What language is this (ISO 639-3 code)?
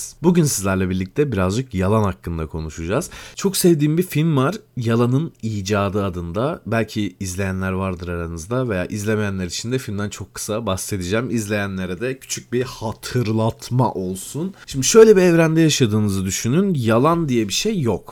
tur